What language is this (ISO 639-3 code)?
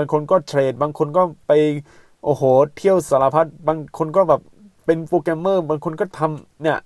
tha